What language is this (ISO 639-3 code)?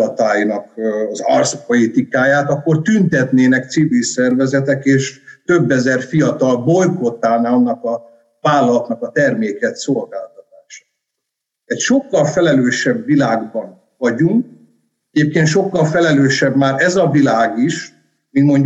hun